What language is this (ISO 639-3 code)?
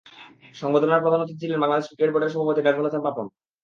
ben